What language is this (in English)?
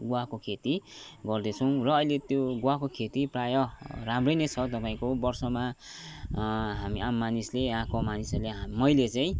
Nepali